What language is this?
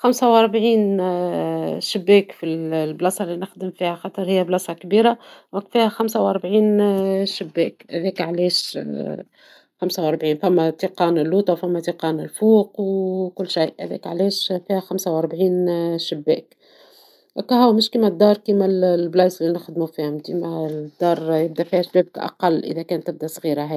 Tunisian Arabic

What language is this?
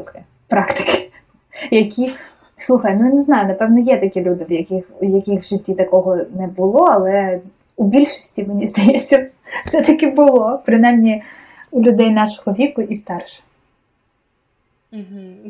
Ukrainian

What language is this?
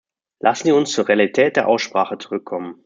German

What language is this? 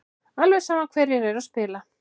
Icelandic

